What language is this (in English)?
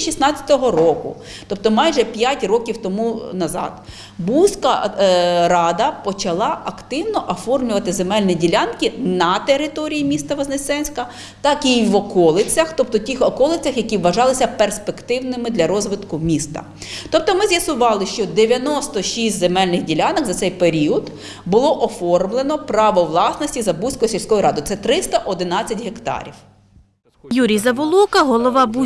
Ukrainian